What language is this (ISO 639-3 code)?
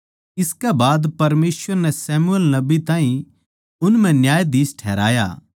bgc